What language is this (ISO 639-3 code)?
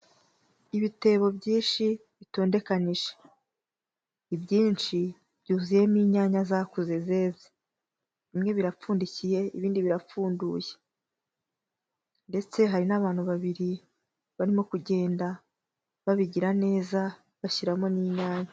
kin